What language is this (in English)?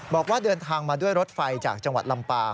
Thai